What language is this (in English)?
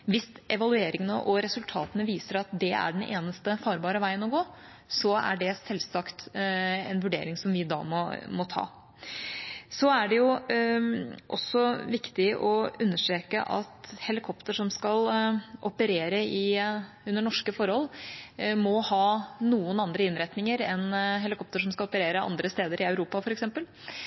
Norwegian Bokmål